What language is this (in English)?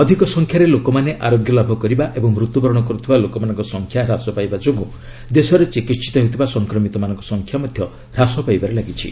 Odia